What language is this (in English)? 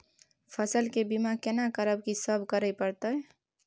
Maithili